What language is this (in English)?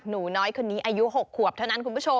Thai